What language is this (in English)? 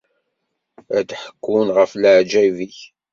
Kabyle